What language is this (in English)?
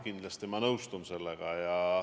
Estonian